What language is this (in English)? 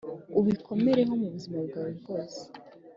Kinyarwanda